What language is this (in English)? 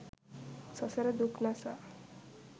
Sinhala